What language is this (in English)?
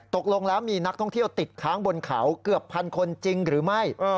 Thai